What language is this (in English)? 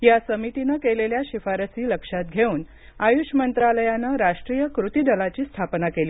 Marathi